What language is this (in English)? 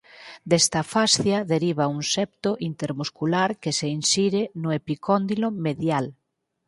Galician